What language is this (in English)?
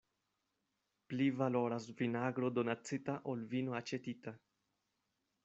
Esperanto